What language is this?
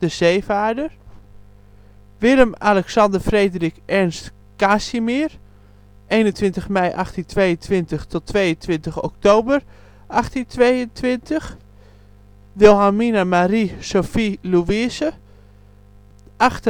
Dutch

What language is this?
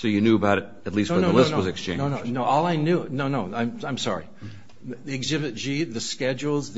English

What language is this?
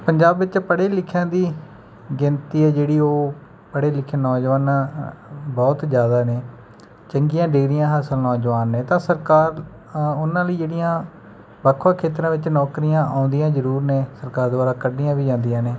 Punjabi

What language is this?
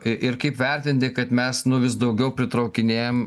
Lithuanian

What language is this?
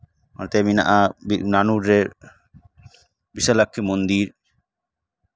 Santali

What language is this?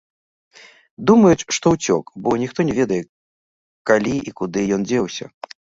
Belarusian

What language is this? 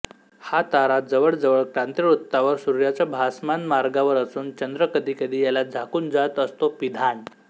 Marathi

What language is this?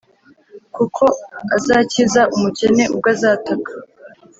Kinyarwanda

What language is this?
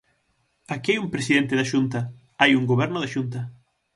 Galician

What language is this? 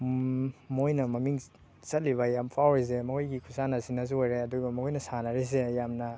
Manipuri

